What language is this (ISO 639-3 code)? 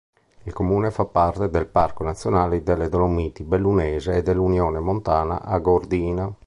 ita